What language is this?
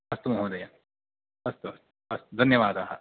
Sanskrit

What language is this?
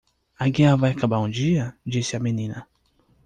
Portuguese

